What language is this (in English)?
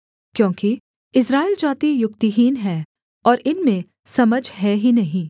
Hindi